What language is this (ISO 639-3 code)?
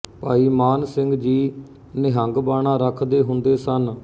pan